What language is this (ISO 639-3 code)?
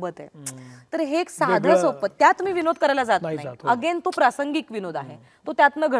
mar